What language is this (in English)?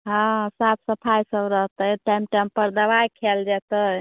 Maithili